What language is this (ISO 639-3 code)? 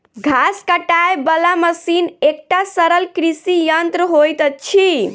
mai